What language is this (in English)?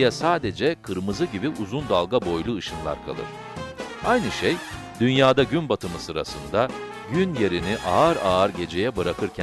Turkish